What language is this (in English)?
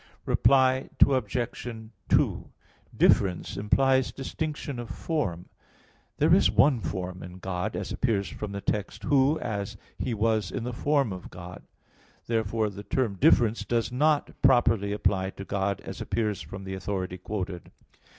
English